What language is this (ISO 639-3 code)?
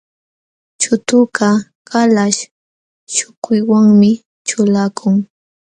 qxw